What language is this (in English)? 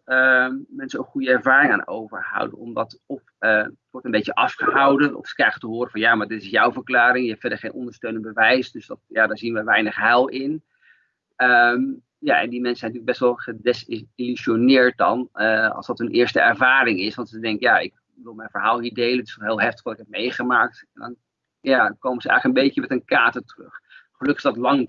Dutch